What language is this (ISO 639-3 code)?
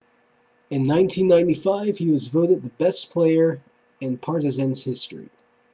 eng